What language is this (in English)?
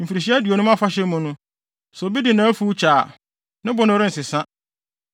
Akan